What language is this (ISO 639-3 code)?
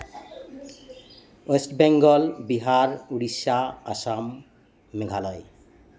sat